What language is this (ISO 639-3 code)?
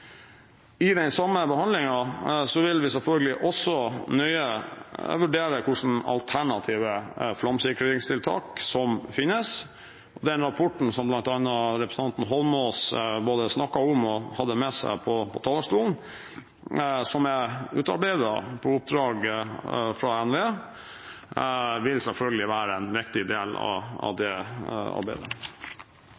nob